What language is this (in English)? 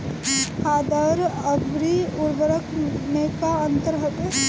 Bhojpuri